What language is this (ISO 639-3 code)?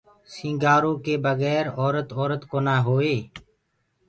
ggg